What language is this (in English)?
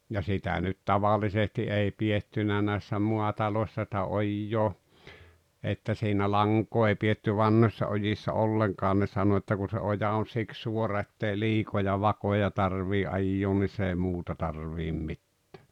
Finnish